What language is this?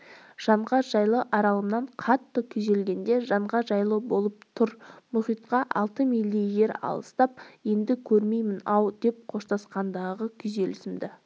Kazakh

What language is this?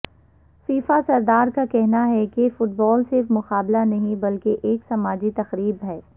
Urdu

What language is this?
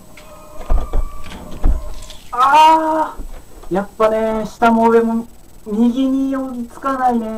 Japanese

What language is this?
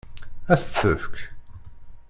Kabyle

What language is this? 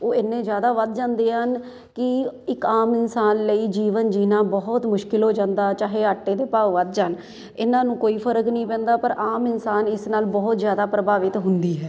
Punjabi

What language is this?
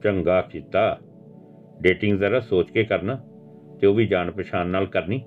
Punjabi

